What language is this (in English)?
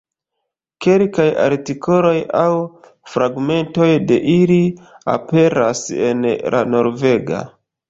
Esperanto